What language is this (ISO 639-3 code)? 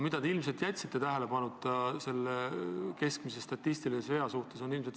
est